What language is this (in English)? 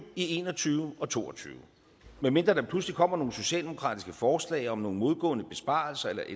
Danish